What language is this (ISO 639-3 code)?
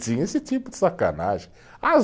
por